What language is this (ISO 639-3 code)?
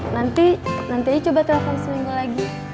ind